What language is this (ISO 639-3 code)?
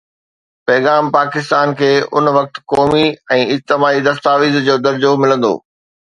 snd